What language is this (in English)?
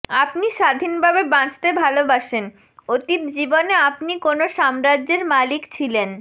Bangla